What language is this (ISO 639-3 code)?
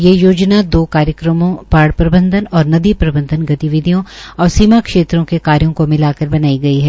hin